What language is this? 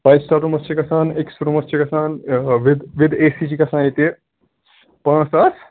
Kashmiri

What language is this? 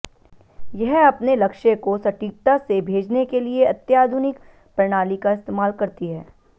Hindi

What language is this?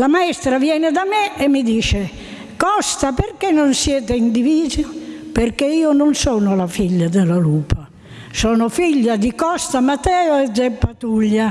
Italian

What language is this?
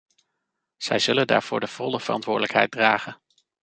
Dutch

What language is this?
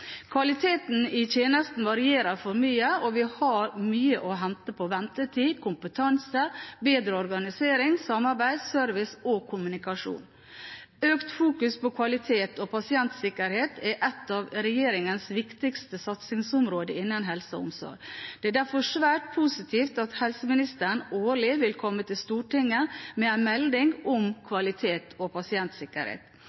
Norwegian Bokmål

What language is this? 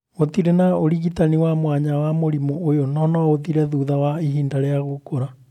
Kikuyu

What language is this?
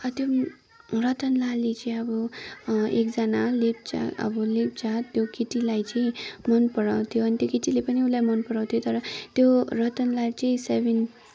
Nepali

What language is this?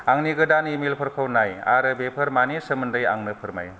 Bodo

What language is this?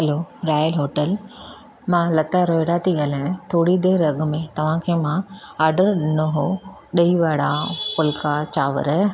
Sindhi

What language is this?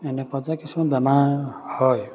Assamese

